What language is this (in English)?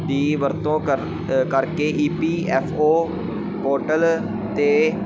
Punjabi